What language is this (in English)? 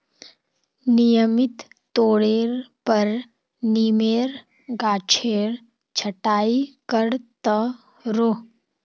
Magahi